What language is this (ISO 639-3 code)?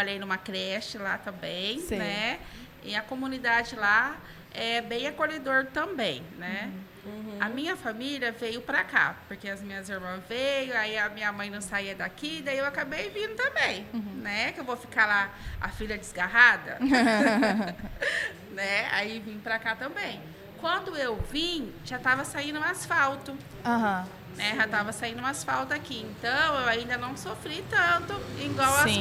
por